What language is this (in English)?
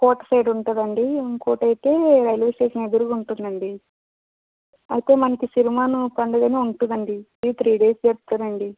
Telugu